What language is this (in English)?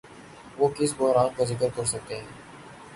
Urdu